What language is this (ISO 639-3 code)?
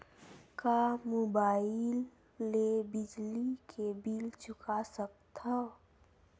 hne